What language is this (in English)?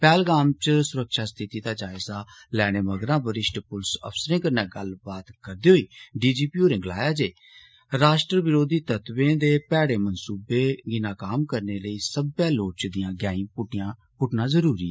Dogri